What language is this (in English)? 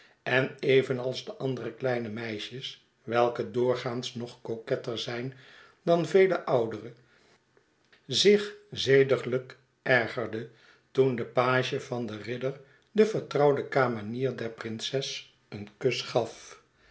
Dutch